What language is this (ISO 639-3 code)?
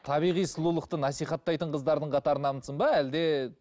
kaz